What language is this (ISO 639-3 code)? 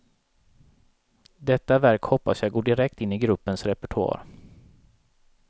swe